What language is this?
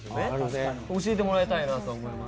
Japanese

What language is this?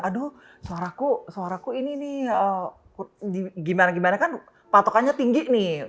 Indonesian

